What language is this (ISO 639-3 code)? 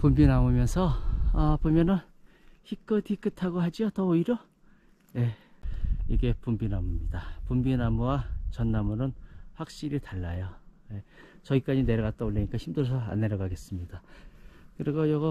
kor